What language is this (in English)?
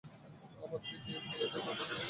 Bangla